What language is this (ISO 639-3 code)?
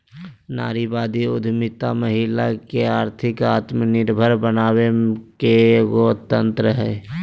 mag